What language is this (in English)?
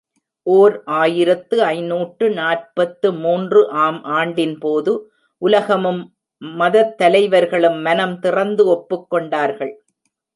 Tamil